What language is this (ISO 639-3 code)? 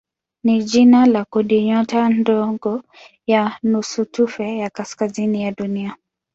swa